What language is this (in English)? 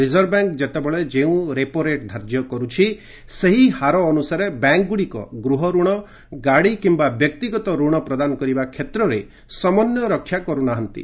Odia